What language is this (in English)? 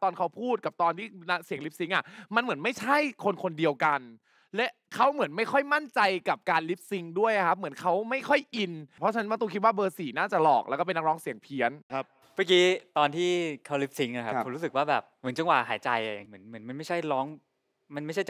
Thai